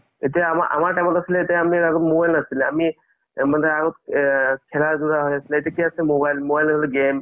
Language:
Assamese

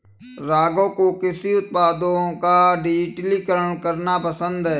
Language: Hindi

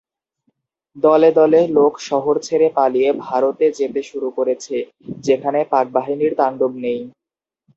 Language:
Bangla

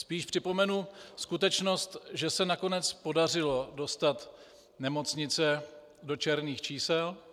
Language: Czech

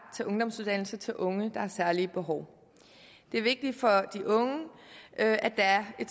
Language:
Danish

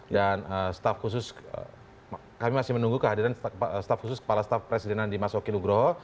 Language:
Indonesian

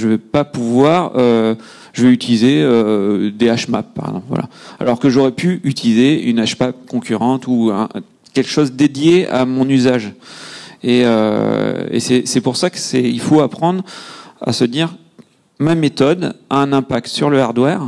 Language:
French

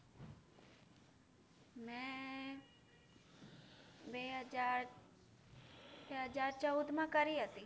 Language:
Gujarati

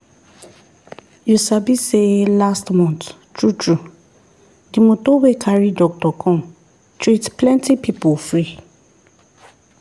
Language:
Nigerian Pidgin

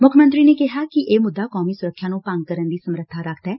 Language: Punjabi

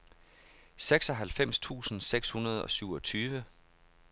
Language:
Danish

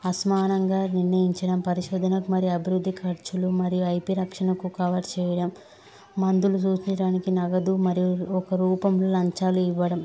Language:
Telugu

